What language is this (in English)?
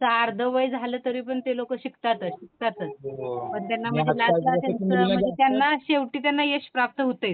Marathi